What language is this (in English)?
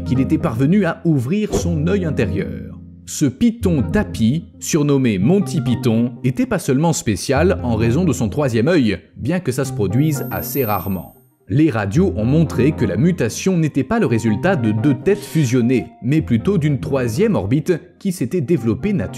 French